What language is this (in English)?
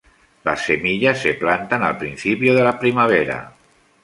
Spanish